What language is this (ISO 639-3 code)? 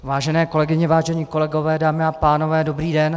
ces